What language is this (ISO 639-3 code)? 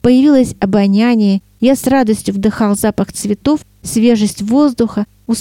rus